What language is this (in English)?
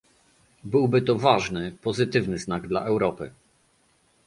Polish